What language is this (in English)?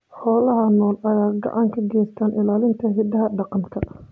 Somali